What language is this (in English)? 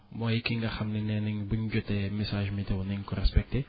Wolof